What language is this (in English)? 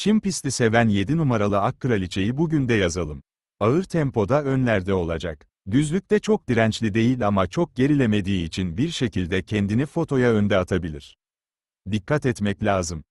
Turkish